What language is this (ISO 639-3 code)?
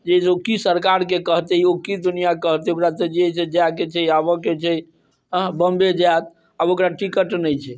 mai